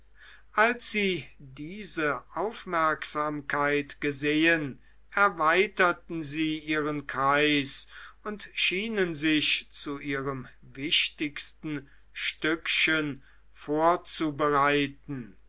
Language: German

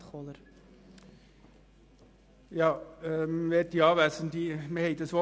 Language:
Swiss German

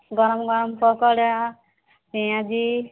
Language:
Bangla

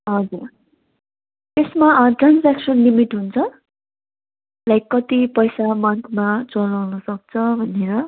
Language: Nepali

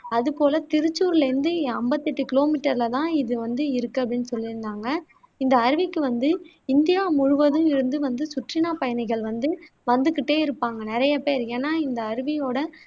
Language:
Tamil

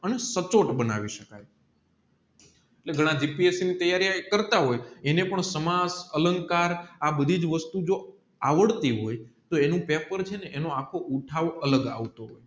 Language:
Gujarati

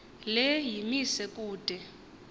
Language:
Xhosa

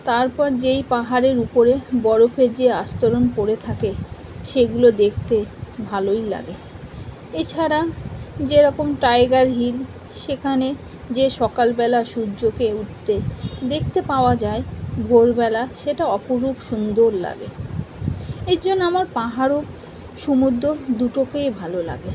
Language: Bangla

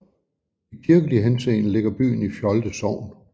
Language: Danish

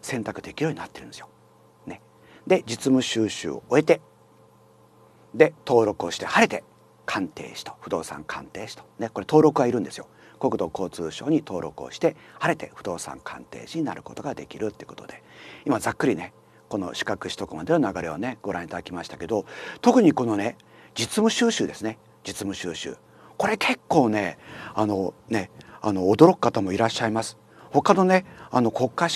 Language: Japanese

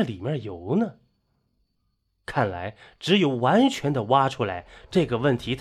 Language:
Chinese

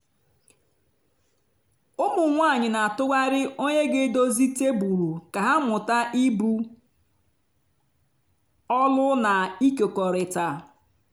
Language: Igbo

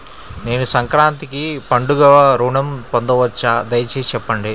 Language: Telugu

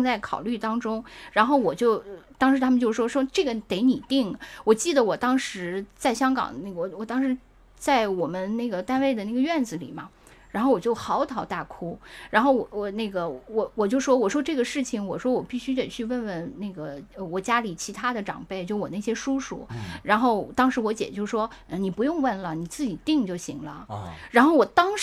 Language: Chinese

